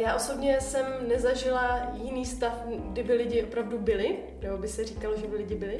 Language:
Czech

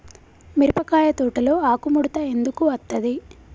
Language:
Telugu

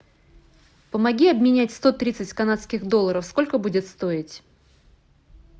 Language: Russian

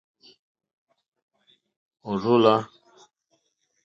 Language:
Mokpwe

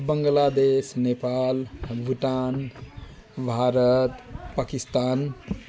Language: Nepali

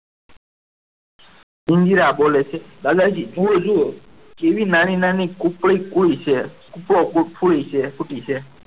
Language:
Gujarati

